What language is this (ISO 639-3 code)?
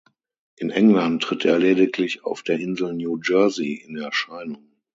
deu